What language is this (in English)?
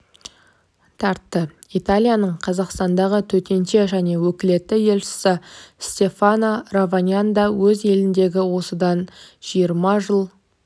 Kazakh